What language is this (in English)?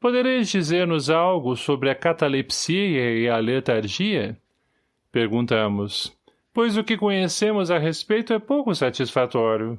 Portuguese